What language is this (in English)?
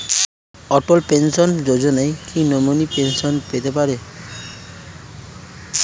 Bangla